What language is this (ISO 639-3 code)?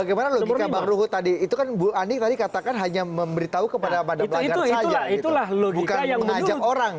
ind